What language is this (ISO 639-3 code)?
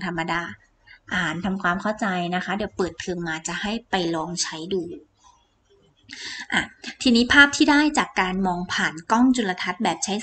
tha